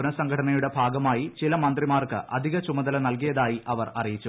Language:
Malayalam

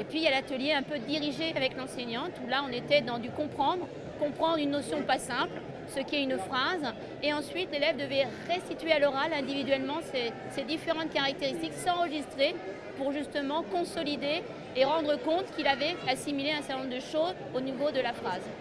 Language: French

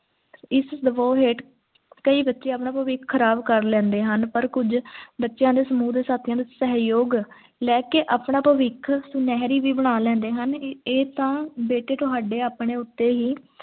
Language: Punjabi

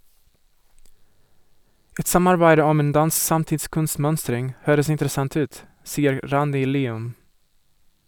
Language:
Norwegian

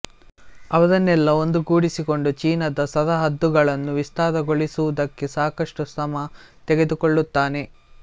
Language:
Kannada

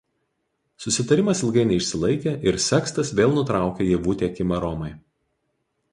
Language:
Lithuanian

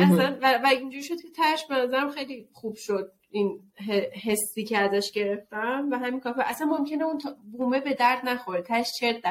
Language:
Persian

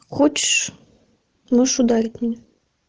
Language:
Russian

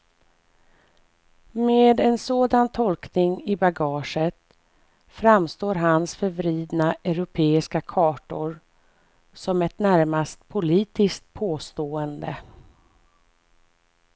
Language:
Swedish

